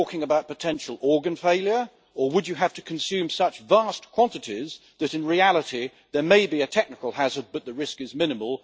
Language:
English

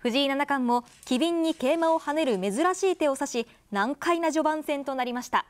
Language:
Japanese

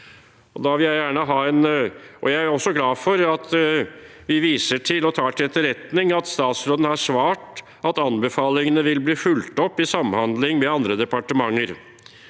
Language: Norwegian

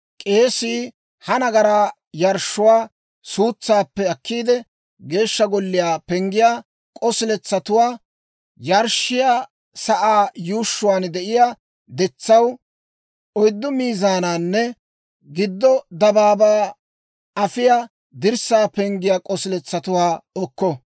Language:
Dawro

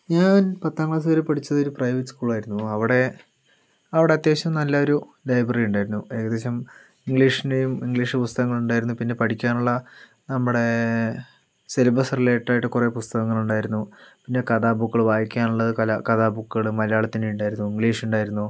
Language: Malayalam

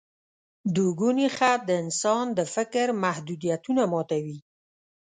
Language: Pashto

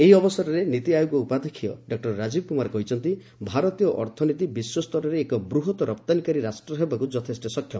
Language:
Odia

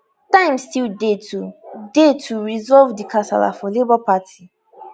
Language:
Nigerian Pidgin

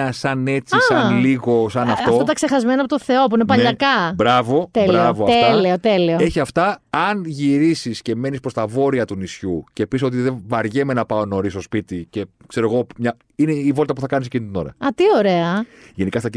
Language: Greek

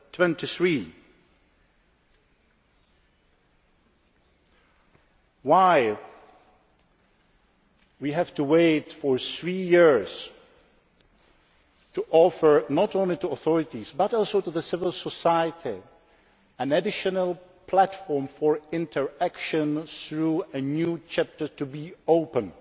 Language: English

